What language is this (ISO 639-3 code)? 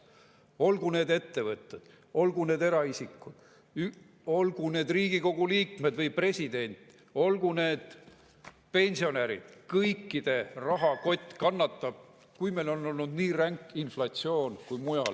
est